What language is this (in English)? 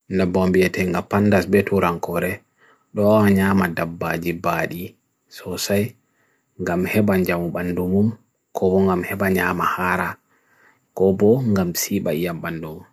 Bagirmi Fulfulde